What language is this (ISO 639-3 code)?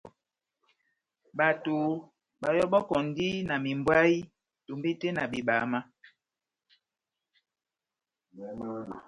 bnm